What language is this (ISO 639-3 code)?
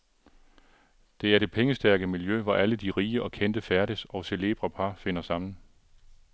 dan